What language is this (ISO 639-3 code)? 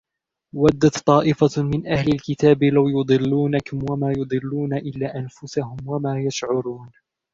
ara